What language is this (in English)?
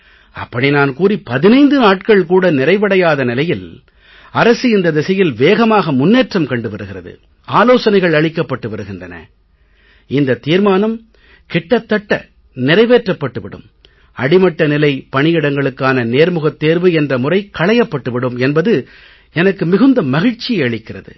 Tamil